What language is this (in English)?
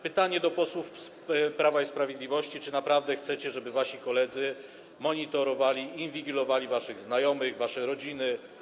Polish